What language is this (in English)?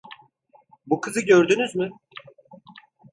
Turkish